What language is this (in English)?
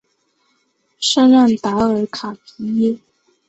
Chinese